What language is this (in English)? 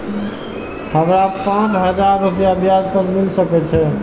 Maithili